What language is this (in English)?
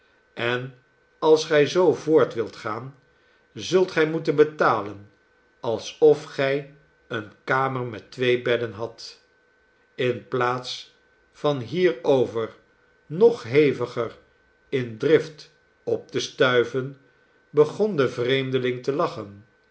Dutch